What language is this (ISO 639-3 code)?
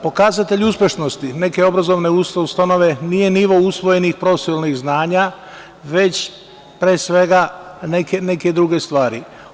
srp